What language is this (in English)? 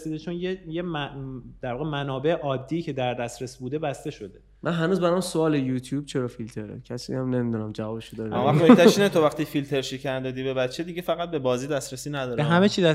Persian